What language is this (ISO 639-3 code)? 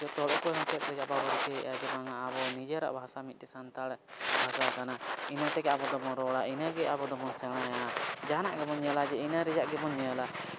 sat